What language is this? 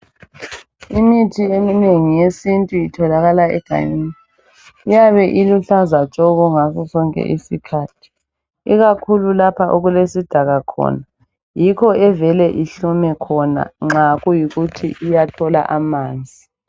North Ndebele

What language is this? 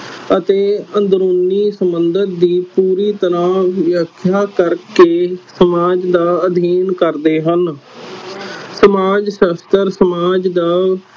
Punjabi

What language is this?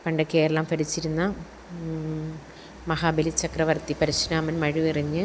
Malayalam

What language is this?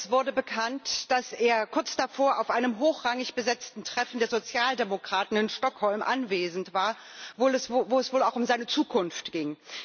German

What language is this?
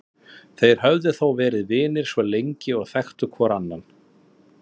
Icelandic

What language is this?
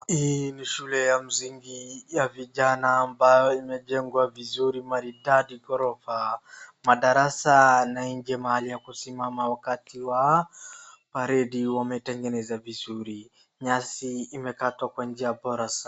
Swahili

